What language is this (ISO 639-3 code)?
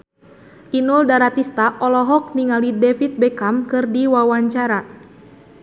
sun